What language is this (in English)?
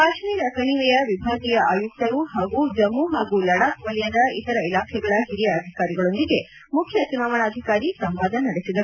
Kannada